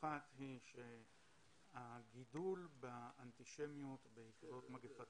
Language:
Hebrew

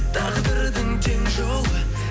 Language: Kazakh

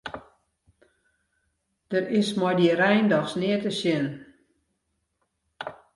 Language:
Western Frisian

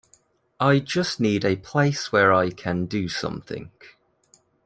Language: English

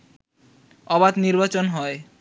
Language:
Bangla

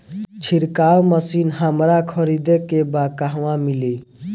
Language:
Bhojpuri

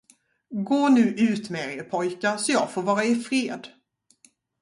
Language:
Swedish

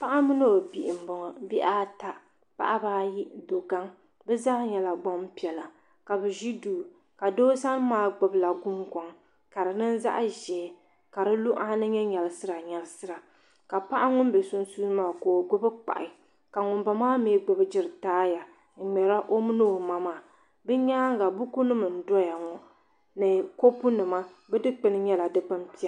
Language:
Dagbani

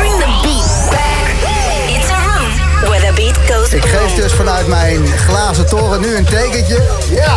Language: Dutch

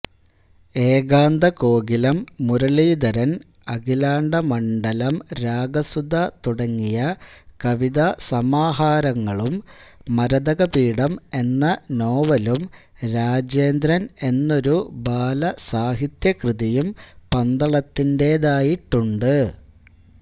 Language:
Malayalam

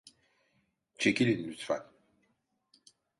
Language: Turkish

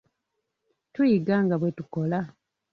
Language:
Ganda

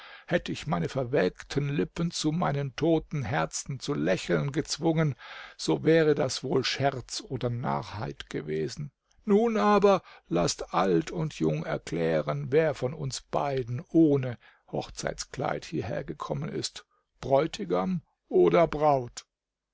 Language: German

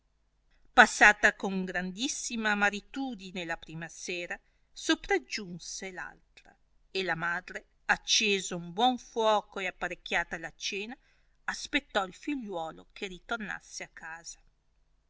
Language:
Italian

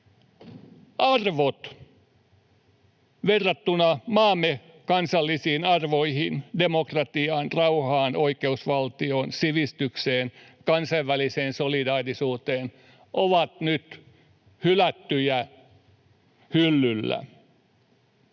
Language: Finnish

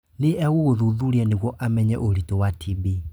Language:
Kikuyu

